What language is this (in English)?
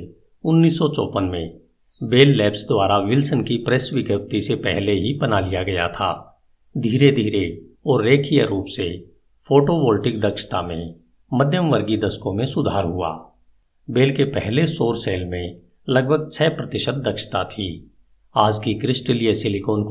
Hindi